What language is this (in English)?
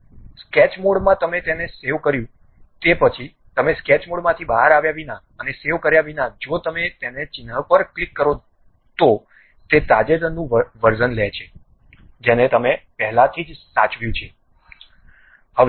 Gujarati